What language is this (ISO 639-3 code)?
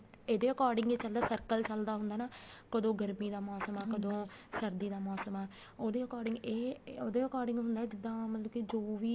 pan